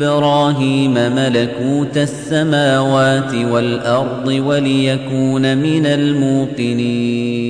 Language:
Arabic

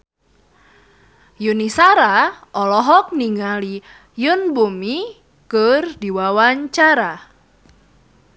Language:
Sundanese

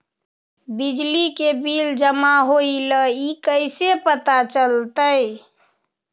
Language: Magahi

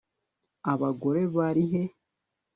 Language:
Kinyarwanda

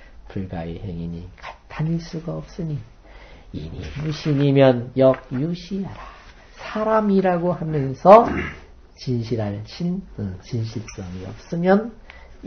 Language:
Korean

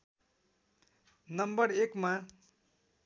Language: Nepali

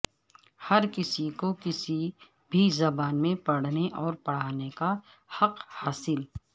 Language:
Urdu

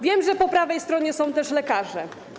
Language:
Polish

